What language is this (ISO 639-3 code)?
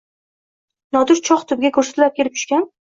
uzb